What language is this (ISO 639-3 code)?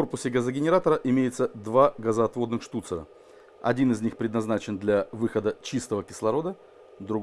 rus